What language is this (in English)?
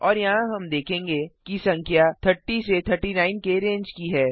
Hindi